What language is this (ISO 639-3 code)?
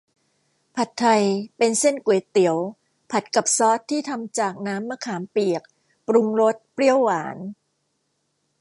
tha